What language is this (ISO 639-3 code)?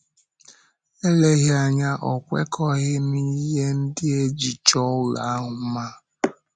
ibo